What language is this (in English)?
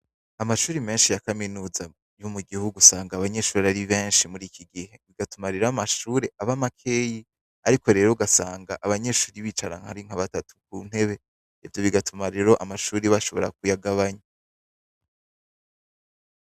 Rundi